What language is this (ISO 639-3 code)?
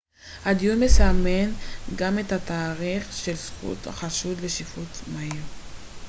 heb